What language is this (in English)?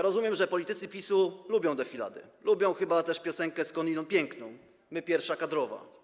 Polish